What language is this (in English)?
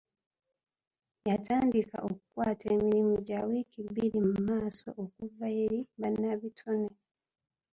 Ganda